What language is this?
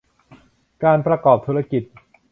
Thai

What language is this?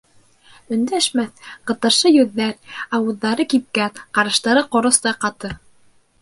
Bashkir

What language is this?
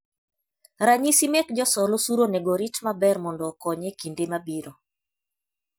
Luo (Kenya and Tanzania)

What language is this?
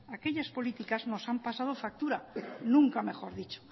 Spanish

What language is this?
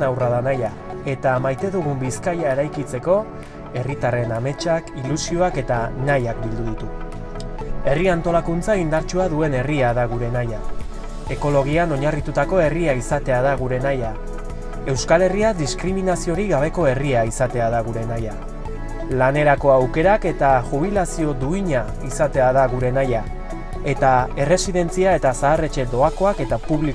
Spanish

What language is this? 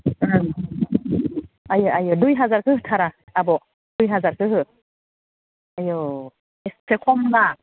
Bodo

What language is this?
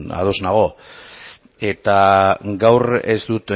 Basque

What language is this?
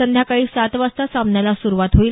Marathi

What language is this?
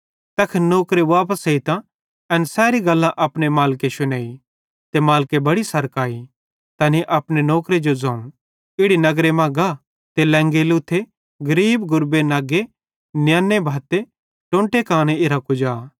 Bhadrawahi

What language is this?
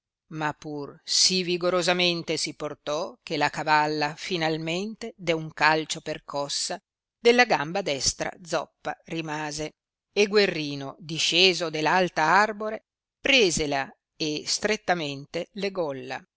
Italian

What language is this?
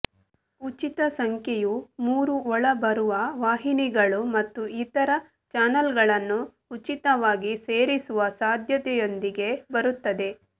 Kannada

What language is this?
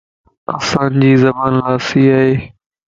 Lasi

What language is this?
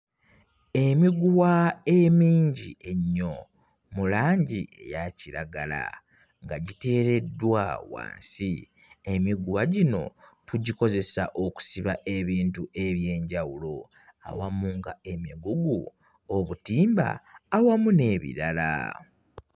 Ganda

